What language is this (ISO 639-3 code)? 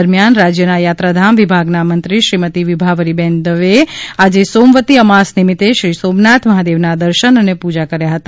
guj